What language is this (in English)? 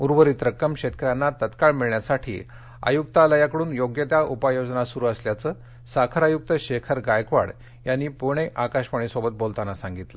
Marathi